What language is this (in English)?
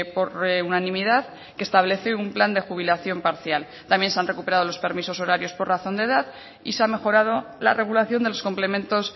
Spanish